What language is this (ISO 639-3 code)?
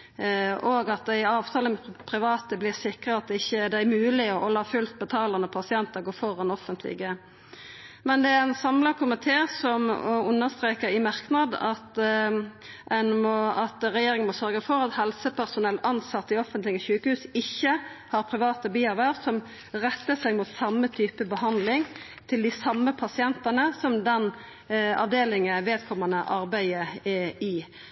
nno